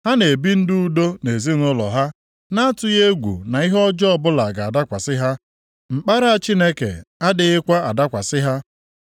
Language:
Igbo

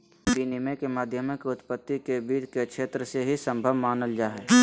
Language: Magahi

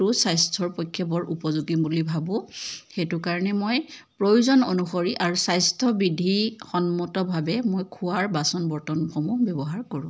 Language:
Assamese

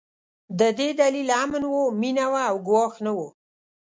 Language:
Pashto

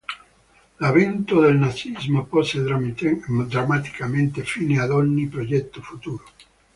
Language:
Italian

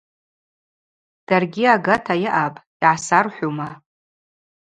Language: Abaza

